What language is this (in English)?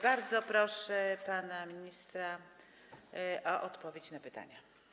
Polish